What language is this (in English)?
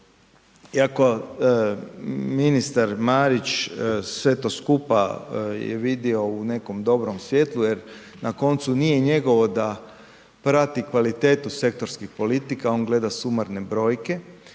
Croatian